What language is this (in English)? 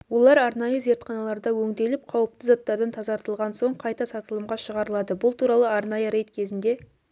Kazakh